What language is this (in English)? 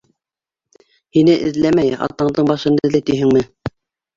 Bashkir